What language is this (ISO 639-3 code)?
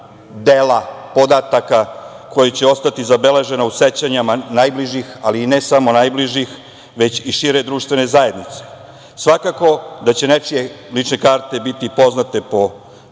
srp